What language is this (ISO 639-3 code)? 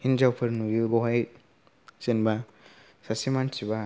brx